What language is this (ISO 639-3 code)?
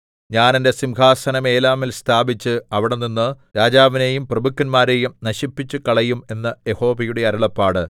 mal